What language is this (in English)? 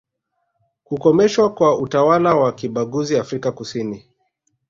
Swahili